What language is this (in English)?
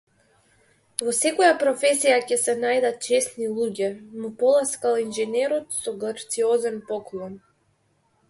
Macedonian